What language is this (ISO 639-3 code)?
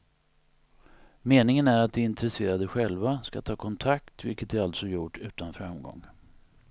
swe